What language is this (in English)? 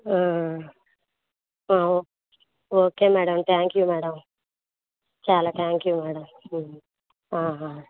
Telugu